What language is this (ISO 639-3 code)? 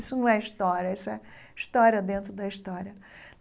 por